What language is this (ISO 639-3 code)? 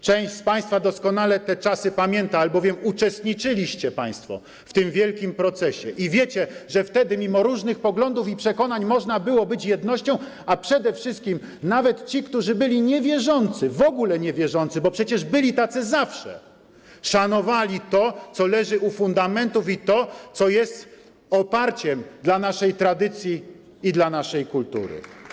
pol